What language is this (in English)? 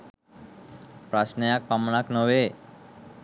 Sinhala